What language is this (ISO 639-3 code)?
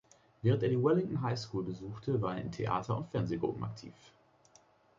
deu